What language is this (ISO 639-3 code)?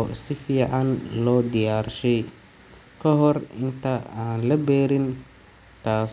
som